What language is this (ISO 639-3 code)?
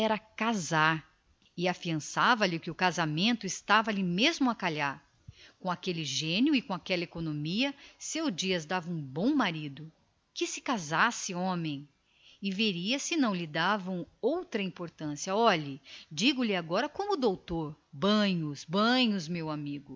por